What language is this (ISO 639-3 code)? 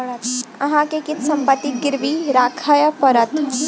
mai